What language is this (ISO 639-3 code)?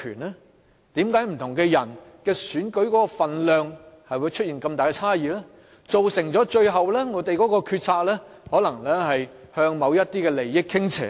yue